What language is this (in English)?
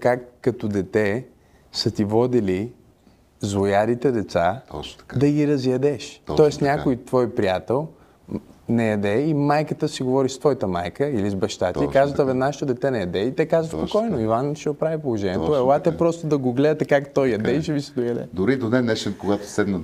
Bulgarian